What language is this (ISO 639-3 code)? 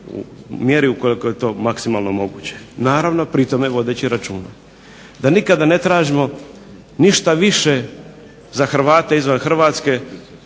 hrv